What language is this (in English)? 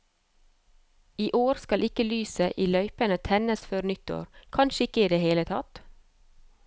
Norwegian